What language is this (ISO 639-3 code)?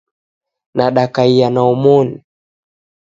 dav